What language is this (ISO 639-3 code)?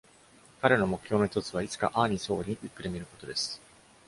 jpn